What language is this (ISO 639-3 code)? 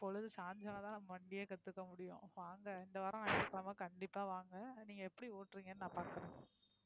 tam